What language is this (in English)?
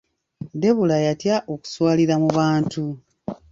Ganda